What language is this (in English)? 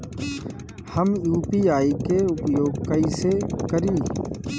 Bhojpuri